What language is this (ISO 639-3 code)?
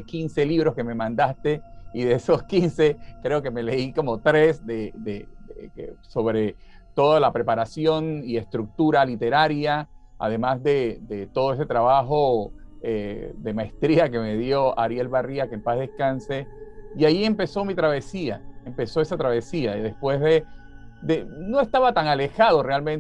spa